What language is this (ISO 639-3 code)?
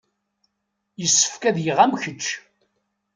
kab